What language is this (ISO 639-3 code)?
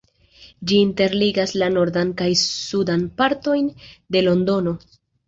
epo